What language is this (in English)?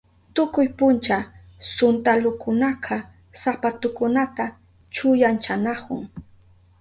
Southern Pastaza Quechua